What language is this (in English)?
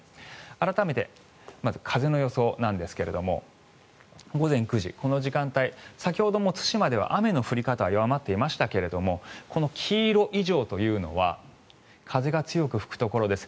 Japanese